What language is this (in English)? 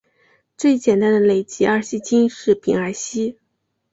Chinese